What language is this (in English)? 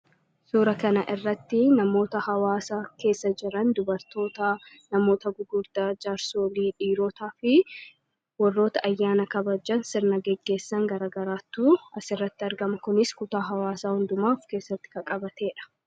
Oromo